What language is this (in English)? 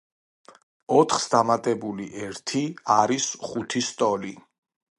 Georgian